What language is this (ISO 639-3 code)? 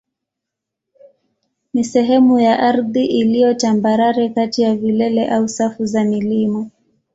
swa